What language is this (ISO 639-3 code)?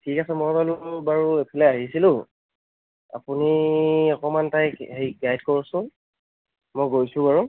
asm